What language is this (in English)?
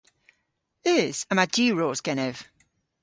Cornish